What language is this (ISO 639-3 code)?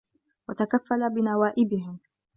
ara